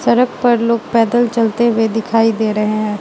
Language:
Hindi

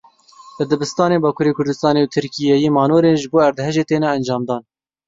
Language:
Kurdish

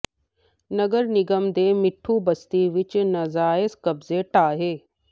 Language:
Punjabi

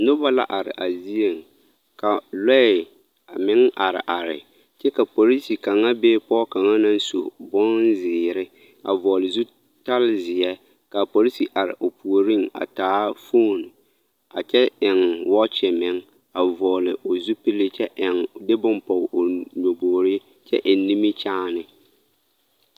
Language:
Southern Dagaare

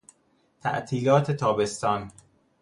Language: Persian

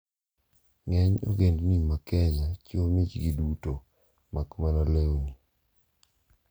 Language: Luo (Kenya and Tanzania)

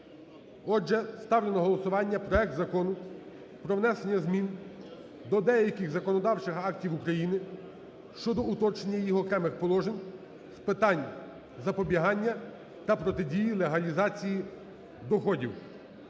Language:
Ukrainian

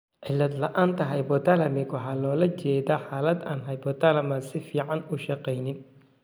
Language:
Somali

